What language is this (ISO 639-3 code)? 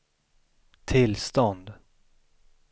swe